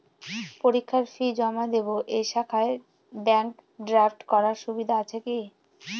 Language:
Bangla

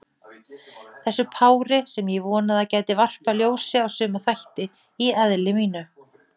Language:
Icelandic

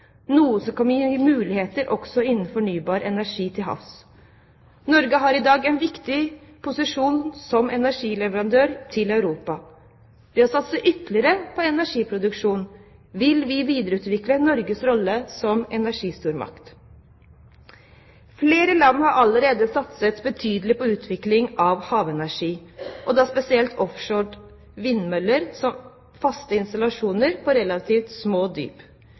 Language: Norwegian Bokmål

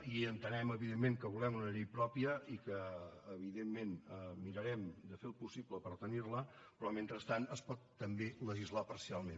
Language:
Catalan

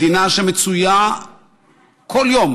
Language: Hebrew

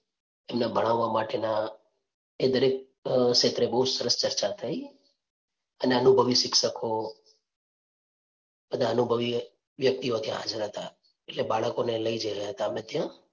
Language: Gujarati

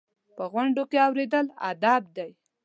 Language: Pashto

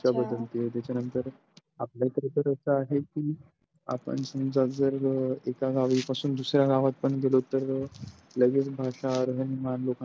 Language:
Marathi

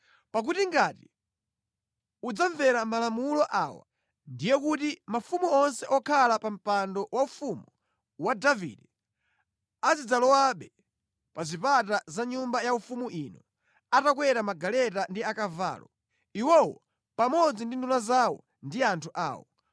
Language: Nyanja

